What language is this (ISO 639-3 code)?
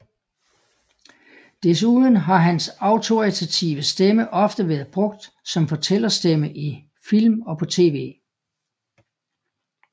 dan